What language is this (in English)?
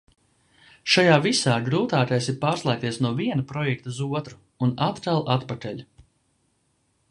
Latvian